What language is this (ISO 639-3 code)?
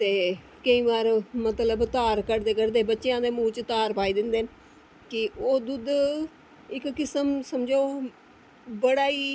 doi